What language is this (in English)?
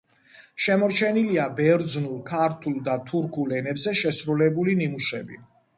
Georgian